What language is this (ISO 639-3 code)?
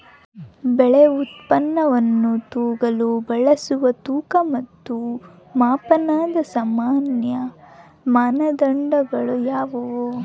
kan